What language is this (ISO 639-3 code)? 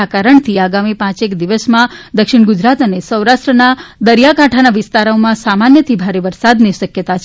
guj